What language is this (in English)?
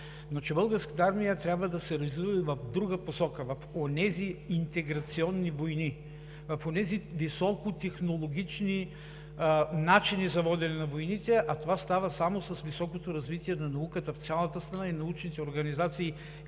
Bulgarian